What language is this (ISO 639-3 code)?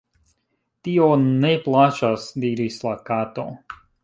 epo